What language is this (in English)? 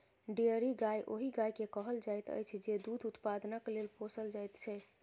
Maithili